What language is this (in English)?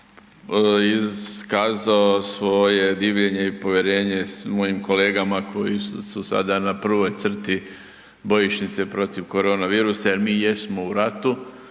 Croatian